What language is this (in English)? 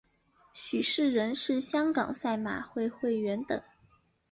Chinese